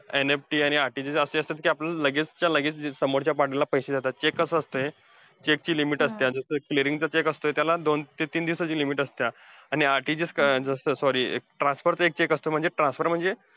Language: Marathi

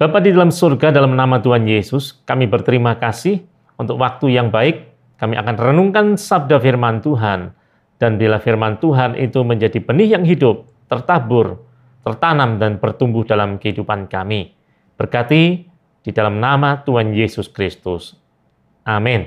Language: Indonesian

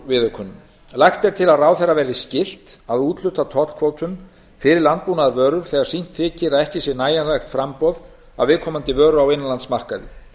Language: Icelandic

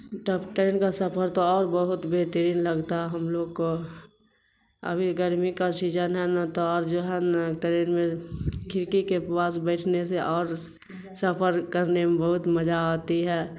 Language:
Urdu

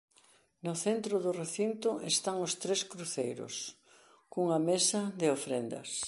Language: Galician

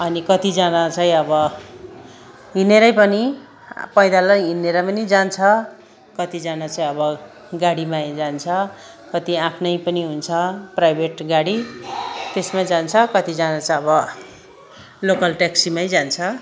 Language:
Nepali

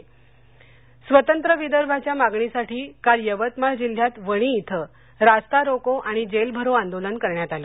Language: Marathi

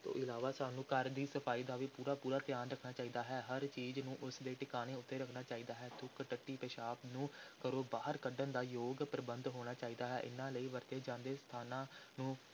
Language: Punjabi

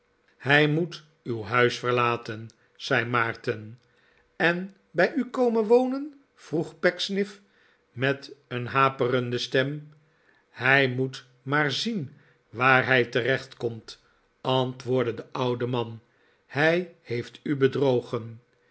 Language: Dutch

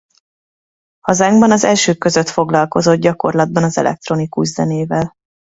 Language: Hungarian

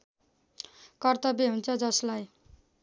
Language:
Nepali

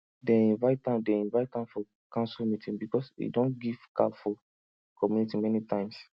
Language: Nigerian Pidgin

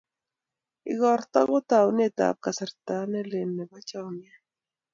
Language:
Kalenjin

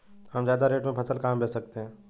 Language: Hindi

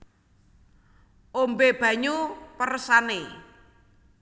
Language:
Javanese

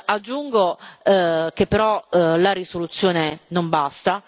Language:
Italian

